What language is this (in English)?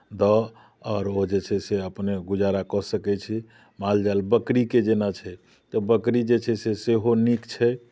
Maithili